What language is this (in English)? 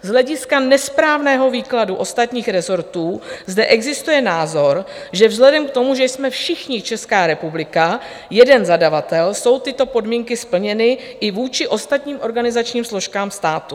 Czech